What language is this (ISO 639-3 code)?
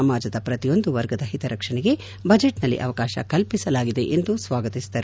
kan